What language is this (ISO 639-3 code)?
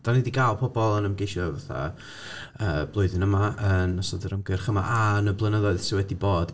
cym